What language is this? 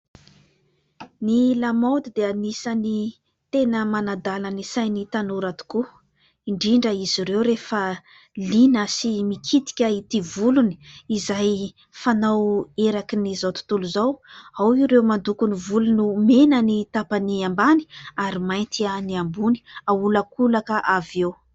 Malagasy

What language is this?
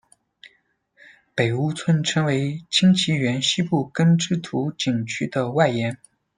Chinese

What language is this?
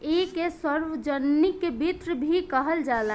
Bhojpuri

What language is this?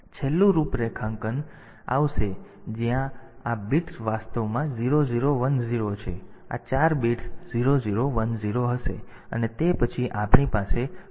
Gujarati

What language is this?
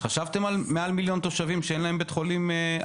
Hebrew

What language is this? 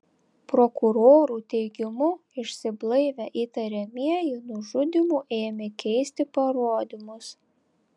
Lithuanian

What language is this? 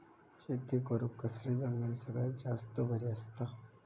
Marathi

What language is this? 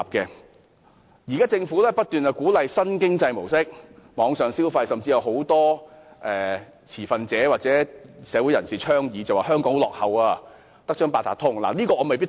Cantonese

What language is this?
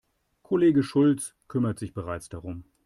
German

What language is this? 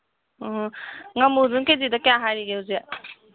Manipuri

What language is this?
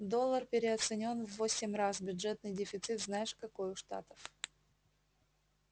Russian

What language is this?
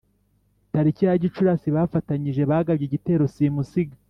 Kinyarwanda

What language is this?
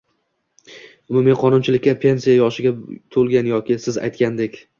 Uzbek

